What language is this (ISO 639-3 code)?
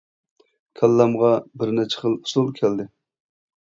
uig